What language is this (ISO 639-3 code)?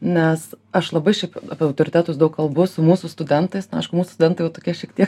lit